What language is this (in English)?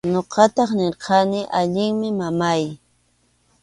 Arequipa-La Unión Quechua